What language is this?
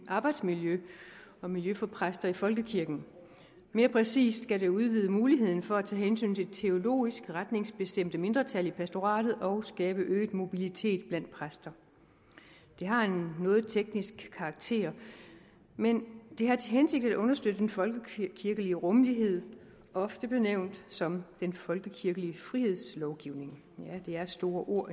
Danish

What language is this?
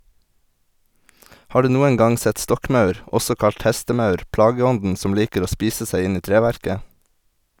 Norwegian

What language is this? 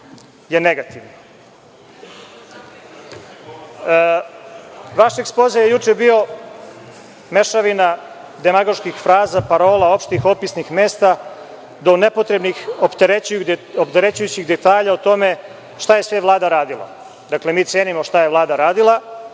Serbian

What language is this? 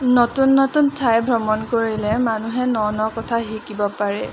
Assamese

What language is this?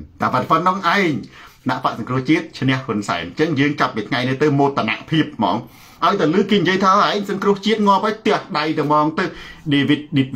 Thai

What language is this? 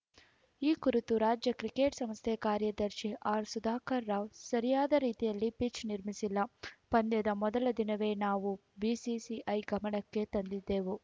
Kannada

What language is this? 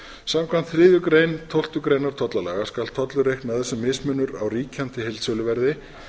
Icelandic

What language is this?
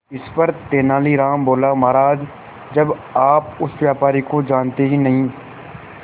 Hindi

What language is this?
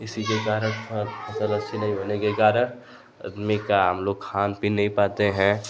Hindi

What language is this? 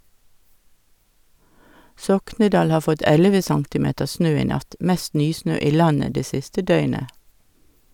Norwegian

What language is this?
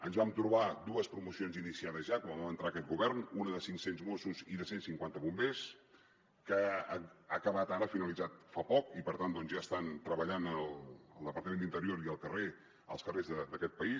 Catalan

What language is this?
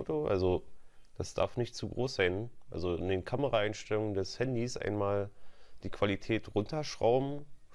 German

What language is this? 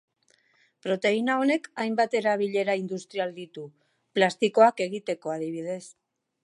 Basque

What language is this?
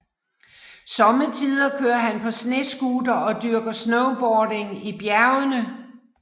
Danish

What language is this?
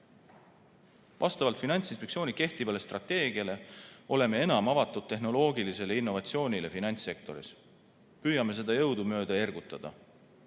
Estonian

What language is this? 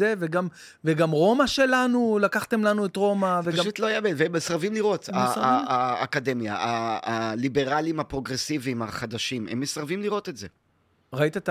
Hebrew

